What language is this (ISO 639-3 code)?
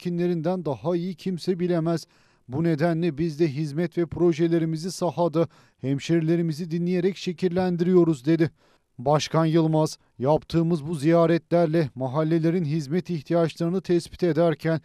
tur